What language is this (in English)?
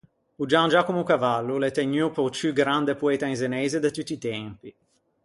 Ligurian